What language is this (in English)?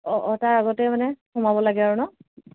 Assamese